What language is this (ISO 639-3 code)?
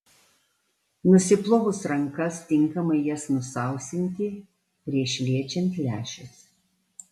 lit